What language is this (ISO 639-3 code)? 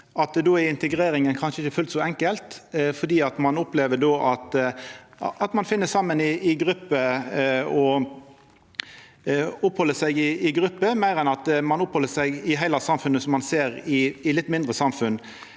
nor